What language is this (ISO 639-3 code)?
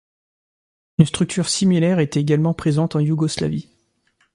fra